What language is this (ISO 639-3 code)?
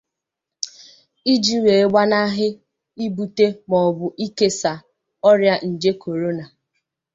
ibo